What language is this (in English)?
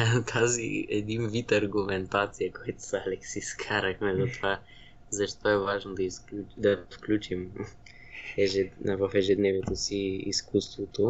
Bulgarian